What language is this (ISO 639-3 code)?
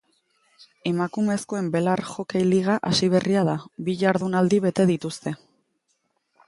eus